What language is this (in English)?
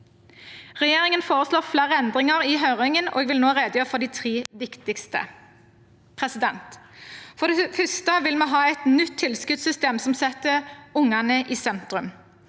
Norwegian